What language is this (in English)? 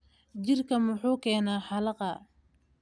Somali